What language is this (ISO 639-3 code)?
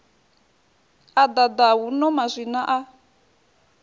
ven